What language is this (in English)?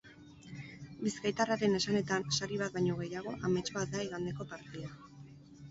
Basque